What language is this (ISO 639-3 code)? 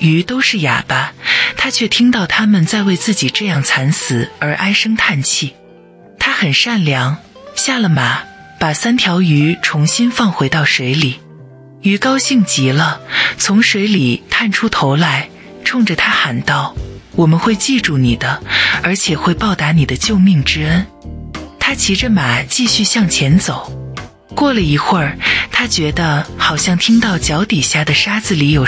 zho